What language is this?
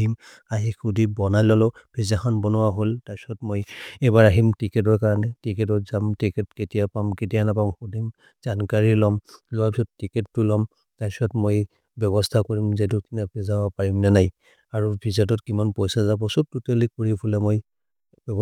Maria (India)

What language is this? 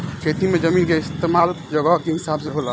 Bhojpuri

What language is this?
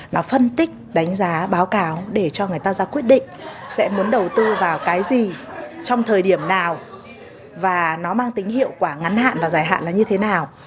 Vietnamese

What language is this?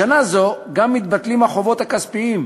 Hebrew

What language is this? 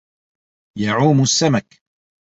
Arabic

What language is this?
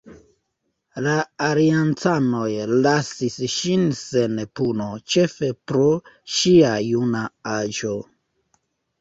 Esperanto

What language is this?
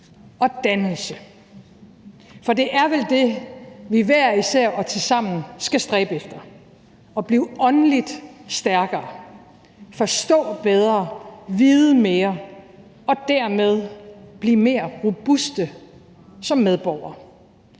Danish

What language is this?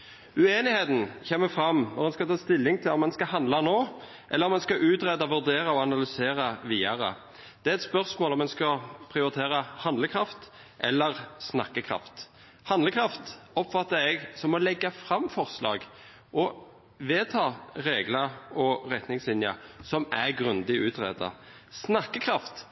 Norwegian Bokmål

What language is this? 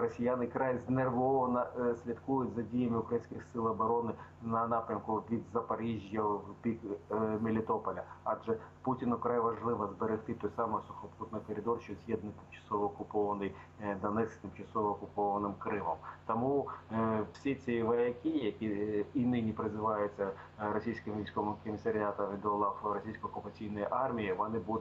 Ukrainian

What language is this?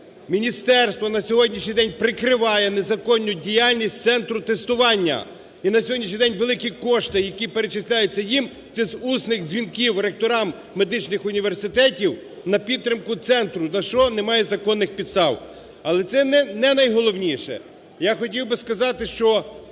Ukrainian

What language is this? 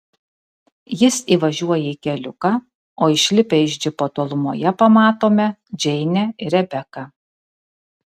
Lithuanian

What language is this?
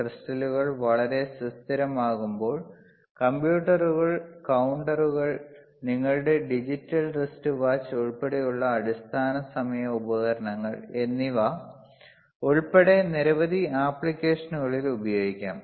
Malayalam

